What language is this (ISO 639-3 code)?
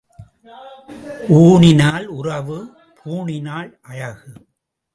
tam